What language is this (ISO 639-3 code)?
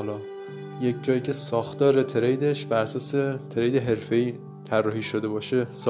fas